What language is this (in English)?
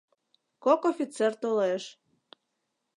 Mari